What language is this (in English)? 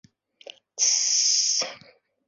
Bashkir